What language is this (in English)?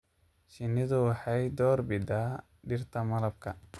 Somali